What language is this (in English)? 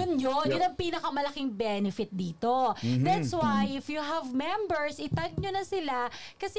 Filipino